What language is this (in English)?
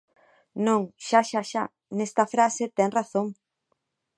Galician